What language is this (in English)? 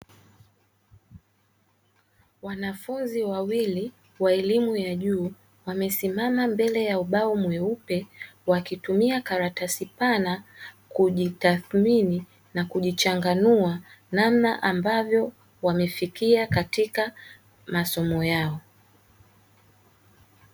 Swahili